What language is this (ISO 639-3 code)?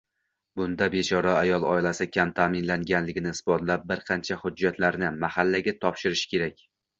uzb